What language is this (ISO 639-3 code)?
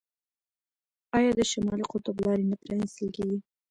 pus